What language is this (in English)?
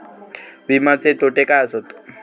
Marathi